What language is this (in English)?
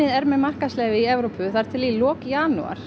Icelandic